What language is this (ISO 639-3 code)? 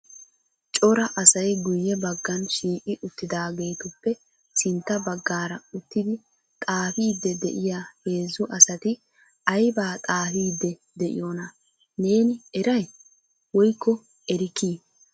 wal